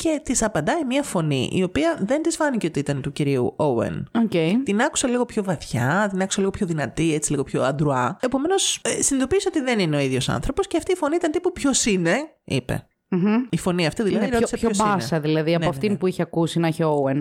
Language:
Greek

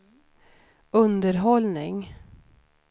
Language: Swedish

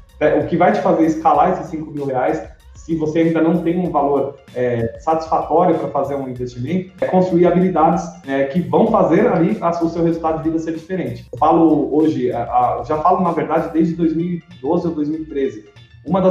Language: Portuguese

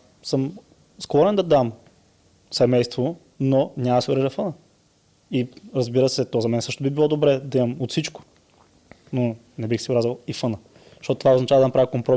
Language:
Bulgarian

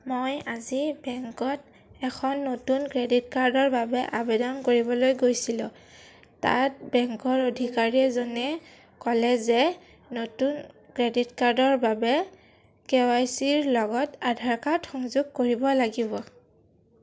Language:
Assamese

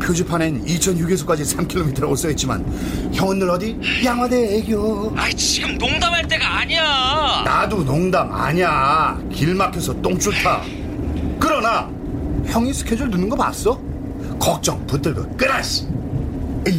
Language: Korean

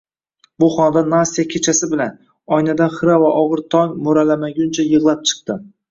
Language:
Uzbek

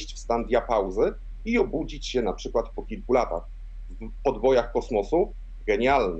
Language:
Polish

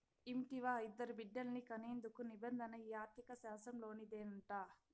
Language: Telugu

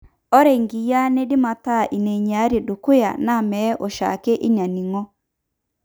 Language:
Masai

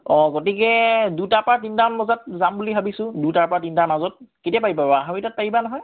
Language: Assamese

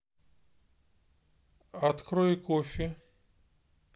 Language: Russian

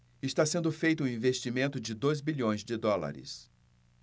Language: Portuguese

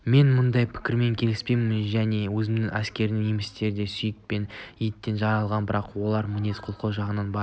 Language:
Kazakh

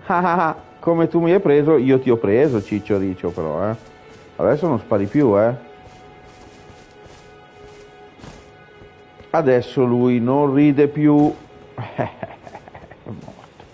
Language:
Italian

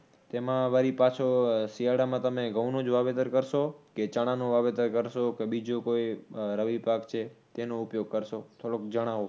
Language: Gujarati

